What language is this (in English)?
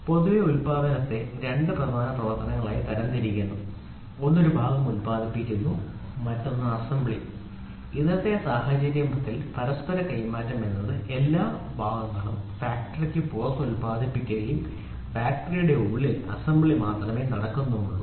Malayalam